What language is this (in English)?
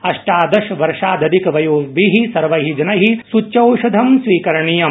Sanskrit